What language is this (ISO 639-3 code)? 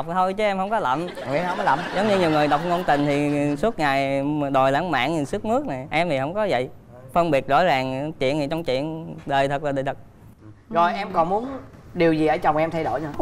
vie